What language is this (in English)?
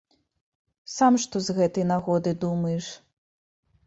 Belarusian